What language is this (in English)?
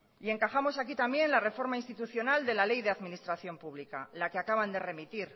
Spanish